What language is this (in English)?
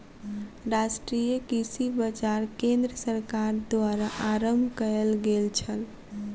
Maithili